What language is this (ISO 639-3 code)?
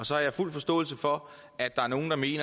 dan